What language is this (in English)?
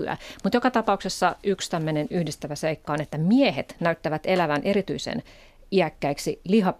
Finnish